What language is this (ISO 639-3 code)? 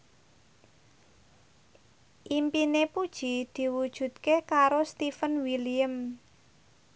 jav